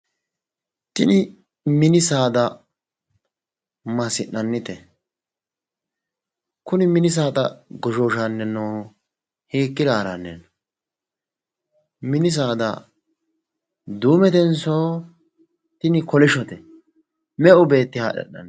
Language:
Sidamo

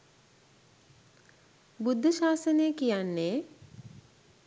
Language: Sinhala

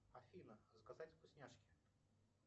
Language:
Russian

